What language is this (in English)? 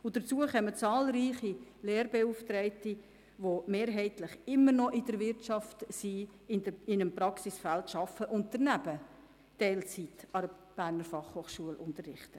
Swiss German